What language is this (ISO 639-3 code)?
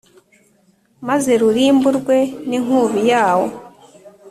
kin